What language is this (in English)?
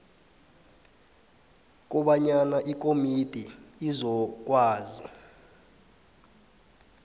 South Ndebele